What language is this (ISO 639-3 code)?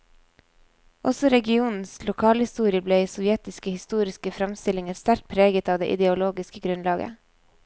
nor